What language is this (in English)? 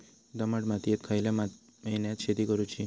Marathi